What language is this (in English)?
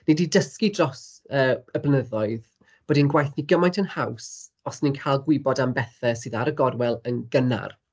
Welsh